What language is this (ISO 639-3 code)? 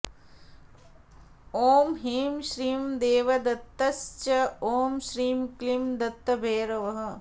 san